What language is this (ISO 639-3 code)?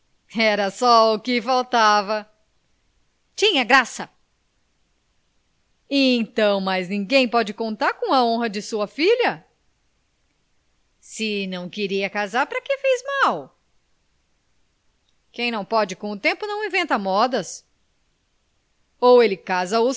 por